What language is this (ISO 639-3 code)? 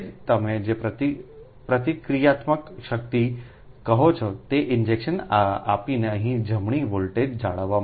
guj